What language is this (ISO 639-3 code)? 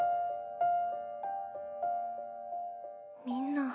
jpn